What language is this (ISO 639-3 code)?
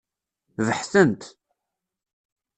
kab